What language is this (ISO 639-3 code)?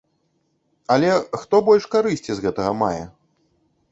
bel